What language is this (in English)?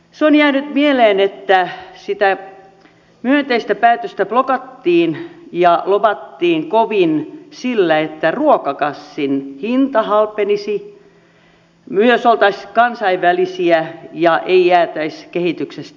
Finnish